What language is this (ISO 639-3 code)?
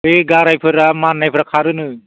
brx